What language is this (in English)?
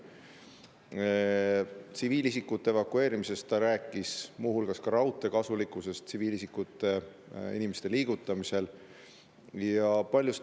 Estonian